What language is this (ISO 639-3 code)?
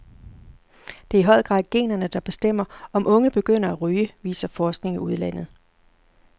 dan